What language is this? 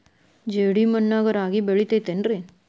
Kannada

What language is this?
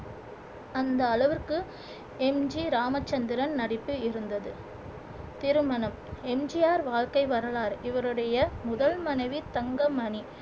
Tamil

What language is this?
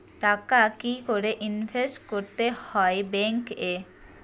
Bangla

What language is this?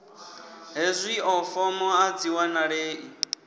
Venda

